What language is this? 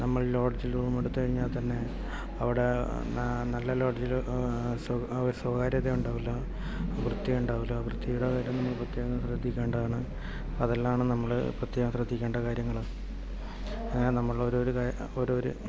Malayalam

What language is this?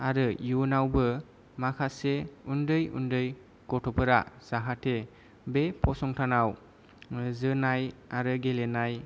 Bodo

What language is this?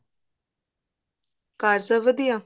Punjabi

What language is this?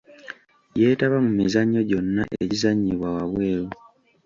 Ganda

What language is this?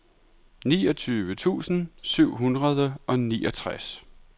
Danish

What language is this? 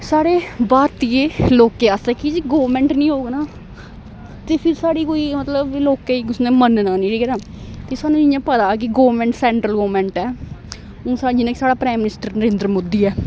Dogri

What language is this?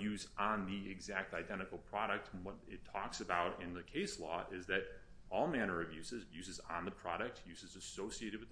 English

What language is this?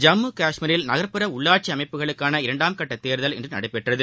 Tamil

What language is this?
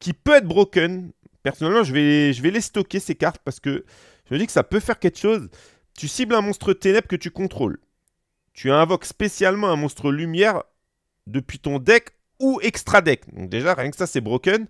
French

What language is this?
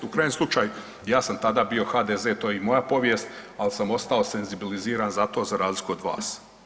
Croatian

